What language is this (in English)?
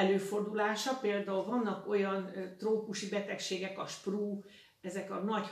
Hungarian